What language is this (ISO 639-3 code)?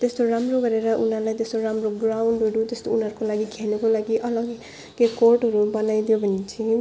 nep